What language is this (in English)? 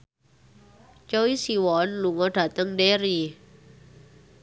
Javanese